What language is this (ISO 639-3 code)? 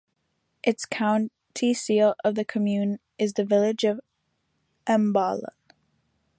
eng